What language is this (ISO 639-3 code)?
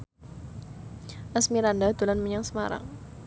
jav